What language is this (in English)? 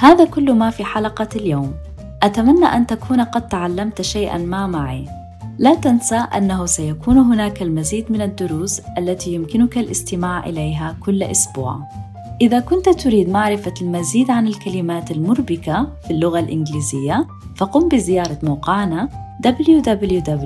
Arabic